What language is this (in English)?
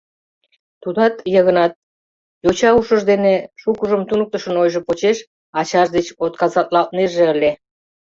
Mari